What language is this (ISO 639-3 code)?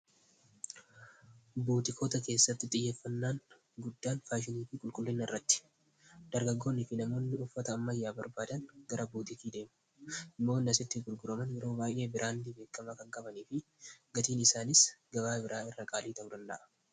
orm